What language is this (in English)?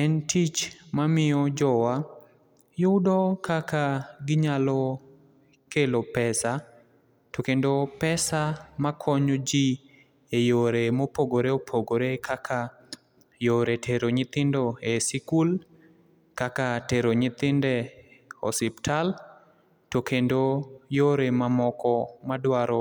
Luo (Kenya and Tanzania)